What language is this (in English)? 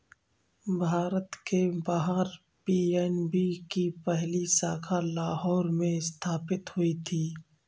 Hindi